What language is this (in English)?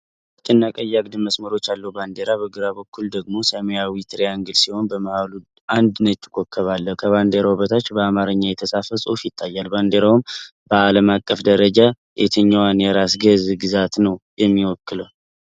Amharic